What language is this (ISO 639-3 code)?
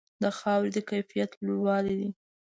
pus